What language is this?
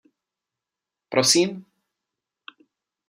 Czech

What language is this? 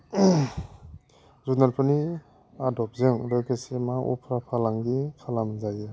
Bodo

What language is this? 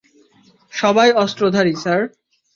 Bangla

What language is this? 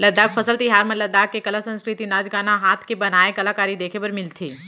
Chhattisgarhi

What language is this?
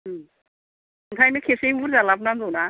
Bodo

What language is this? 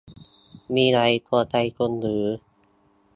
Thai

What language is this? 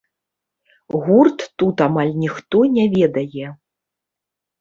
Belarusian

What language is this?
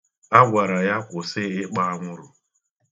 Igbo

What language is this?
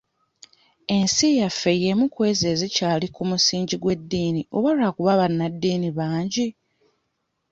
Ganda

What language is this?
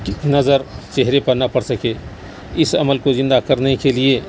Urdu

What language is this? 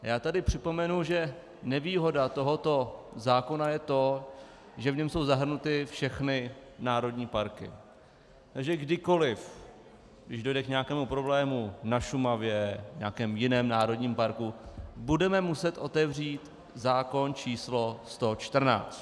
Czech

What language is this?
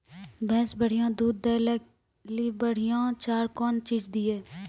Maithili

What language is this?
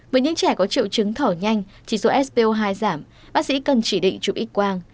Vietnamese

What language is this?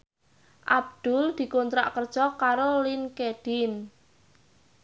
Javanese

